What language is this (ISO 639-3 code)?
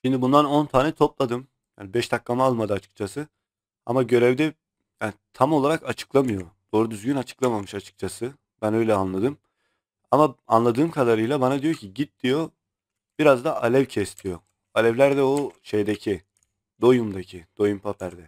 tur